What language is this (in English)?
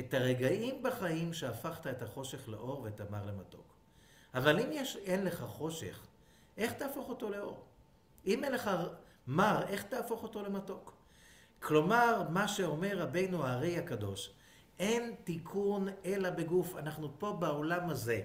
Hebrew